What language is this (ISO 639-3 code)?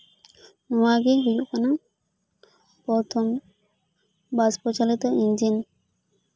sat